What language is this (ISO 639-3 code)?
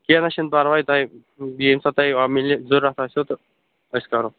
kas